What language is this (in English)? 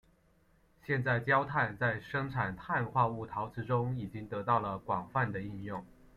Chinese